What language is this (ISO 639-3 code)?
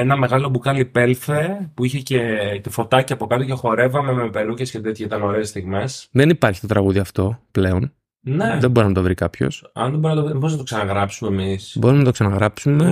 ell